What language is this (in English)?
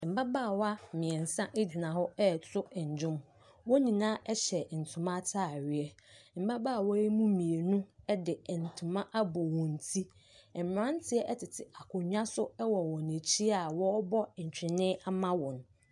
Akan